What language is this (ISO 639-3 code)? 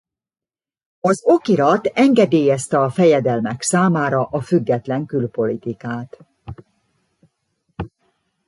hun